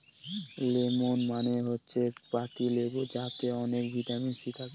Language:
Bangla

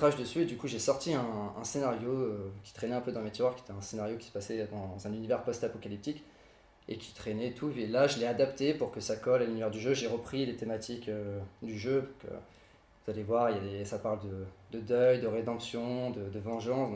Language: French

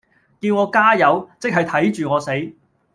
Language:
Cantonese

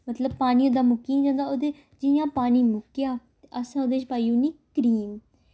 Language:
Dogri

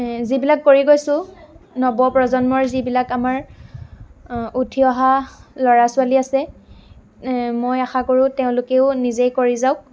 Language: Assamese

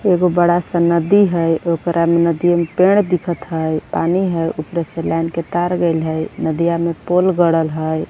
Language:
Bhojpuri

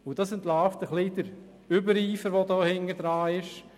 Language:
Swiss German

